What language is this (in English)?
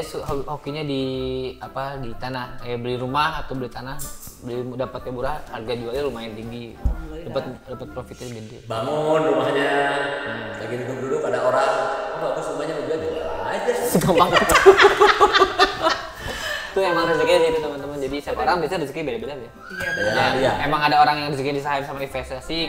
Indonesian